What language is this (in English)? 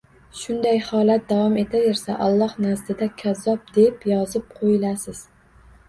Uzbek